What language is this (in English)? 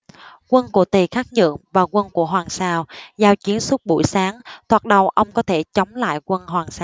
Vietnamese